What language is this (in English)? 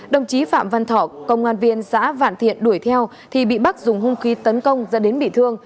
Vietnamese